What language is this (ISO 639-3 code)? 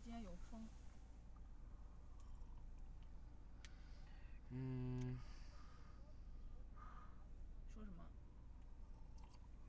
zho